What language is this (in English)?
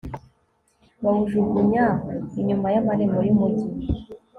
Kinyarwanda